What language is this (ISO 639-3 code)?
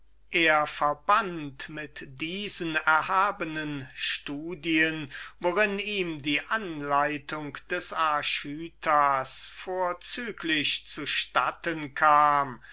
deu